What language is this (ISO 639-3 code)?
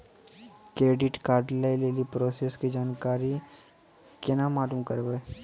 mai